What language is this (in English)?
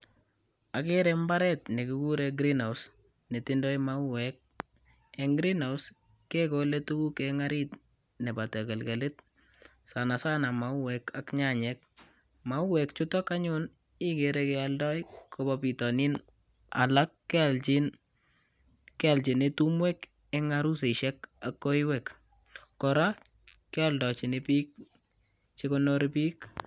Kalenjin